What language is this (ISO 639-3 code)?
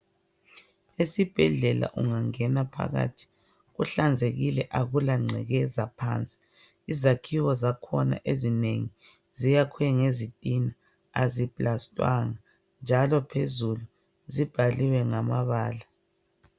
nde